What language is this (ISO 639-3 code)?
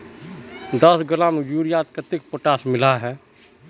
mag